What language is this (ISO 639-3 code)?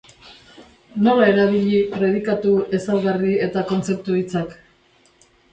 eus